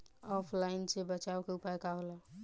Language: Bhojpuri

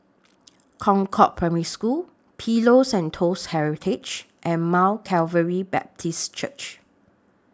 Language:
English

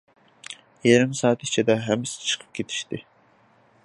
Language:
Uyghur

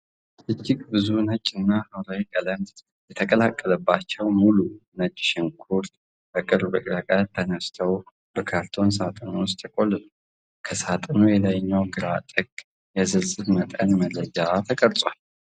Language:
Amharic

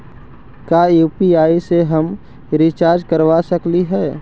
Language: Magahi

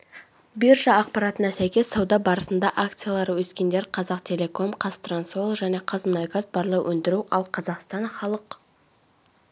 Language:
Kazakh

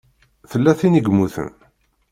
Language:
Kabyle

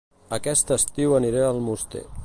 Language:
Catalan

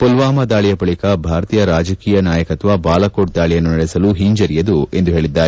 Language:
Kannada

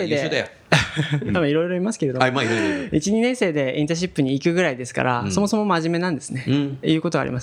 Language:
Japanese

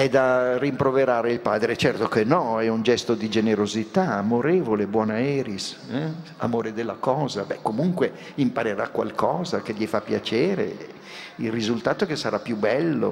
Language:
Italian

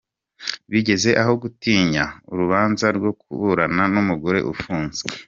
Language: Kinyarwanda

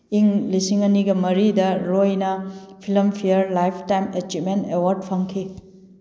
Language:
Manipuri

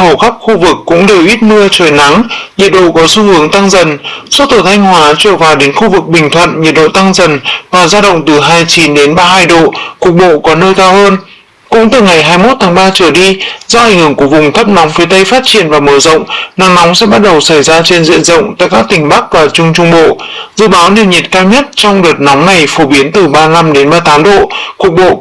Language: Vietnamese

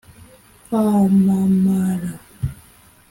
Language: Kinyarwanda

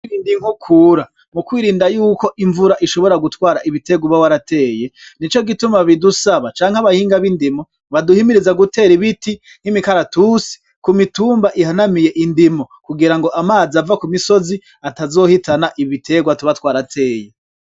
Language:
Rundi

